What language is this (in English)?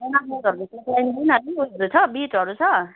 Nepali